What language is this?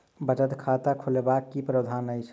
Maithili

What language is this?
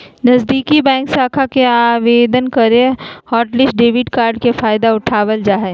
Magahi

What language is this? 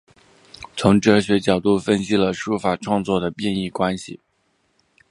Chinese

